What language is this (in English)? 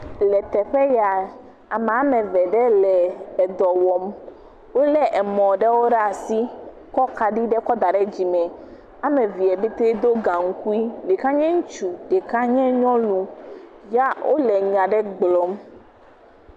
Ewe